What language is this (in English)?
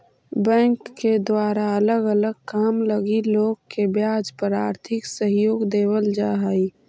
Magahi